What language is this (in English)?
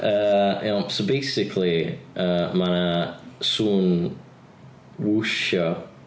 Welsh